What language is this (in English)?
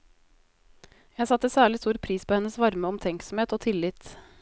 Norwegian